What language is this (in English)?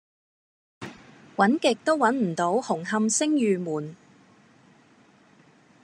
Cantonese